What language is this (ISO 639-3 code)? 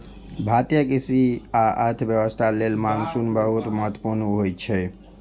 mai